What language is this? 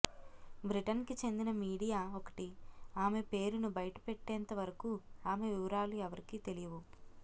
Telugu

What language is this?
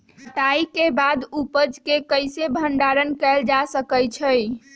Magahi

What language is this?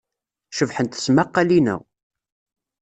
Kabyle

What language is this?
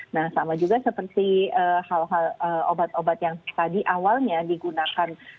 Indonesian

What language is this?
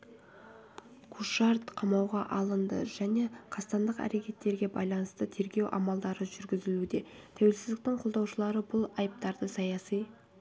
Kazakh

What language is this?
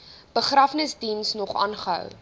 Afrikaans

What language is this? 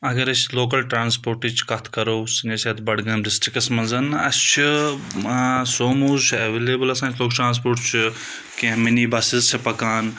Kashmiri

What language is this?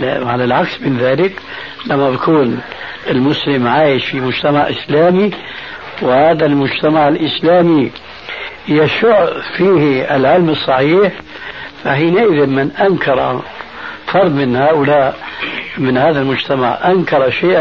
Arabic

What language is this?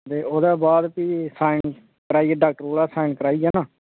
Dogri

